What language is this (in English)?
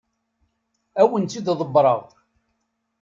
Kabyle